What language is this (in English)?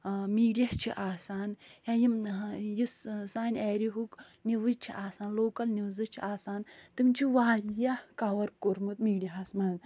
Kashmiri